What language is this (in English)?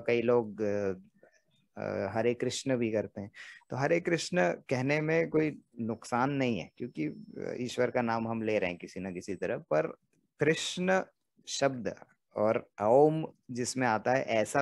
Hindi